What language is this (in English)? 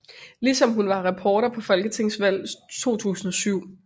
Danish